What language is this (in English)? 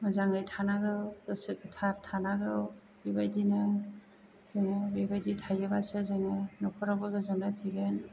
Bodo